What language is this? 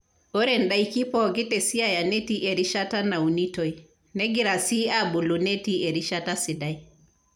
Masai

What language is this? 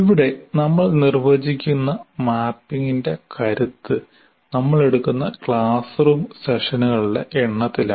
Malayalam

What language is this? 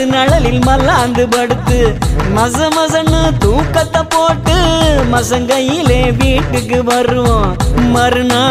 Indonesian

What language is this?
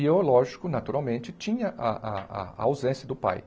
Portuguese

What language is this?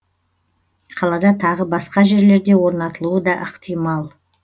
Kazakh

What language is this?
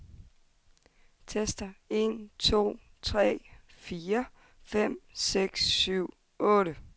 Danish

